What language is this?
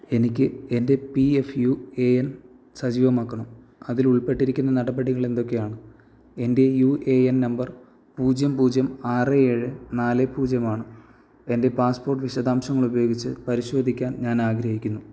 Malayalam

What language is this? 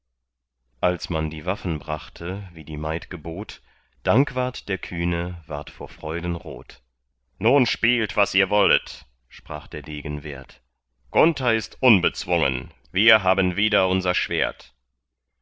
German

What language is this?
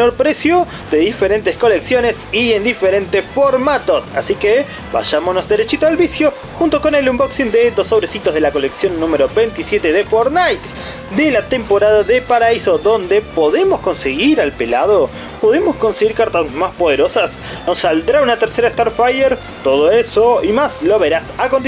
Spanish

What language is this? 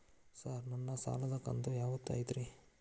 Kannada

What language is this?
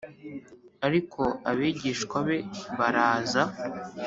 Kinyarwanda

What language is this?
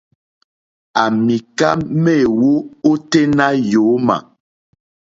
Mokpwe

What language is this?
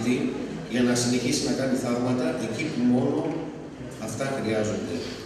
Greek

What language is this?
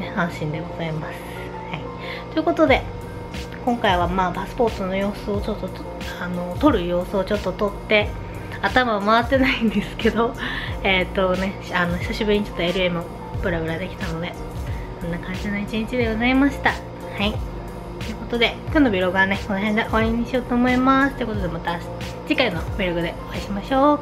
Japanese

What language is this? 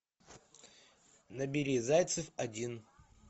Russian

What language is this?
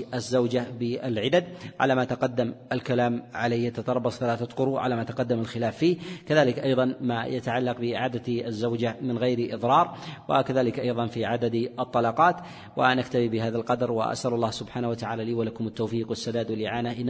Arabic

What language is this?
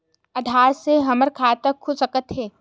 Chhattisgarhi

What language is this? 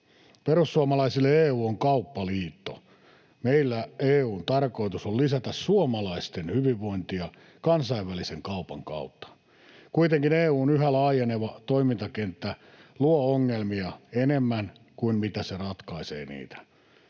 Finnish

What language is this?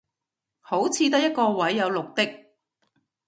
Cantonese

